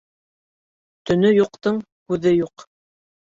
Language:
Bashkir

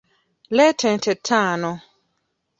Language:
Ganda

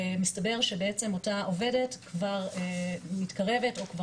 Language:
Hebrew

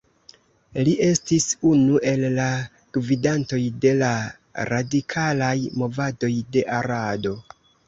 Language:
Esperanto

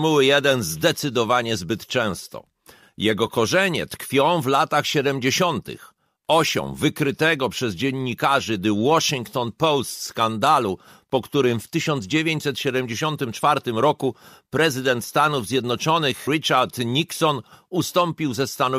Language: Polish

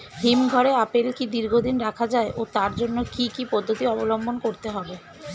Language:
Bangla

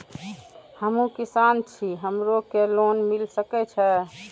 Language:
Maithili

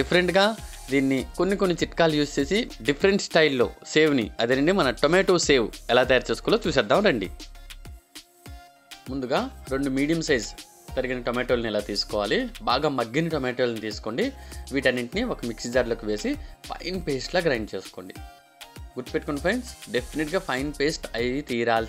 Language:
Hindi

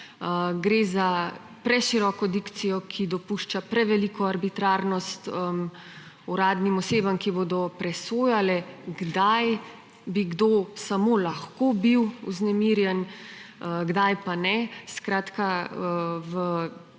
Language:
Slovenian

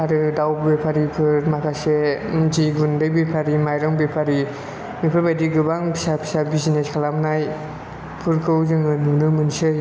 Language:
Bodo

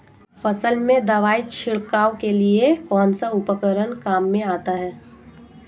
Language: Hindi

